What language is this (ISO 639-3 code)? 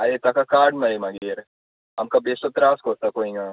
kok